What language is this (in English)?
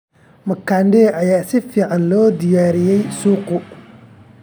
Somali